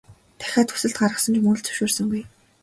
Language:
Mongolian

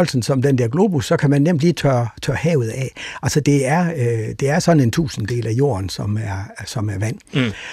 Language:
Danish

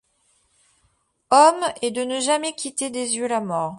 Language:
French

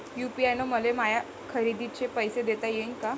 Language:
Marathi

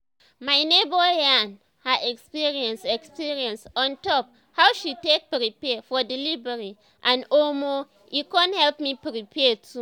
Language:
Nigerian Pidgin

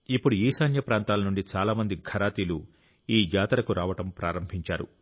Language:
Telugu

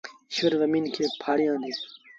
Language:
Sindhi Bhil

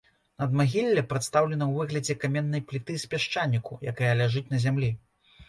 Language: Belarusian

